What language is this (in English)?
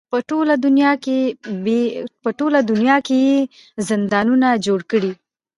Pashto